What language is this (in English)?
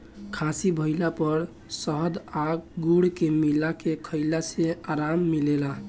Bhojpuri